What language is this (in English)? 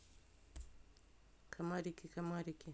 Russian